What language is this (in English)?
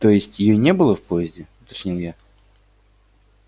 Russian